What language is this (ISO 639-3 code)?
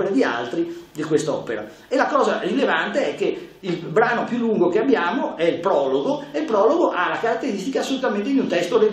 ita